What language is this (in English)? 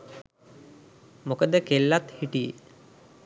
Sinhala